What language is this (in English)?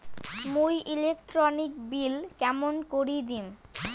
Bangla